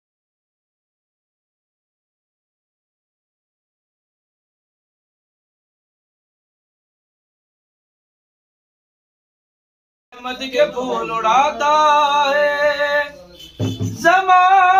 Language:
Arabic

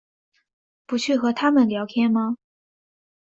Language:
Chinese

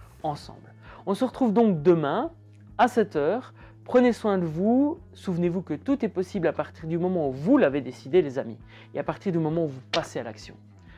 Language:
French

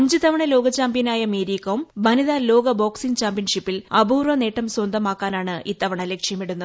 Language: Malayalam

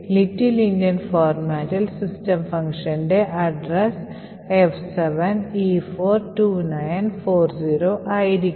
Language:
Malayalam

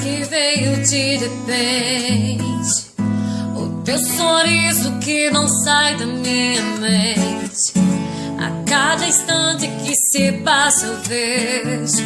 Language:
Portuguese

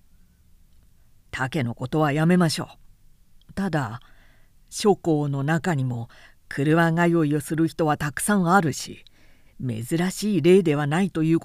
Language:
Japanese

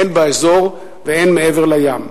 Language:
Hebrew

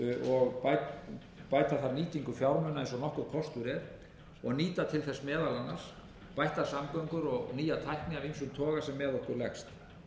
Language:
Icelandic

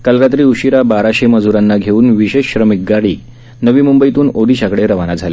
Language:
Marathi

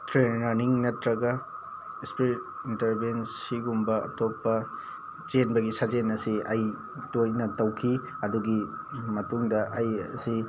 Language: Manipuri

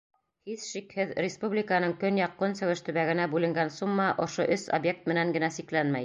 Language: Bashkir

